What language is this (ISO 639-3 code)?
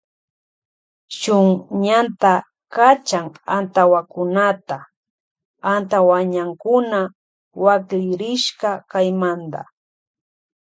qvj